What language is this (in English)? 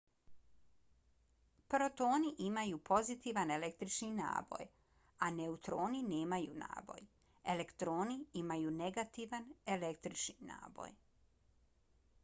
Bosnian